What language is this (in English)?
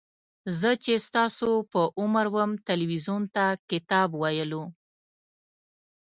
Pashto